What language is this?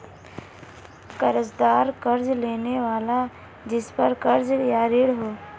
Hindi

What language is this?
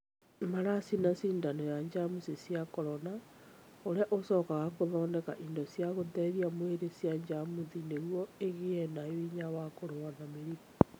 Kikuyu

